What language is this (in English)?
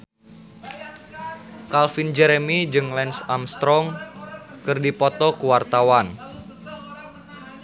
Sundanese